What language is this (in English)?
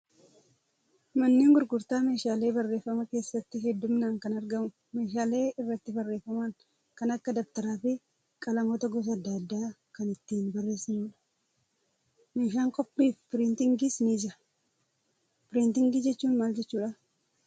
Oromo